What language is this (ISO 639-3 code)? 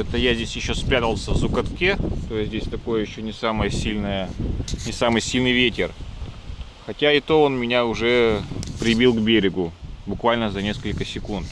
rus